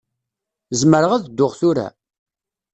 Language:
Kabyle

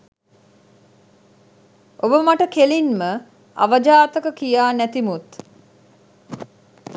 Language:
Sinhala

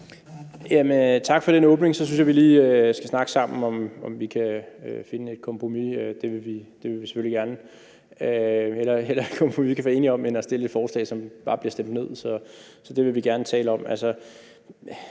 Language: Danish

